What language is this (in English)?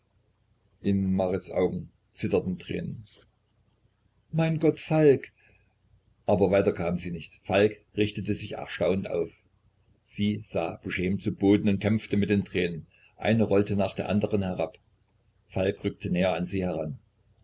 German